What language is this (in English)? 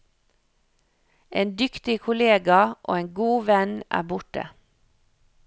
Norwegian